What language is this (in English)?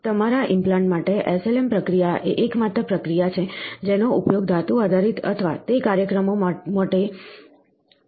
Gujarati